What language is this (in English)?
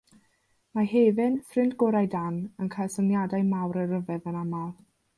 Welsh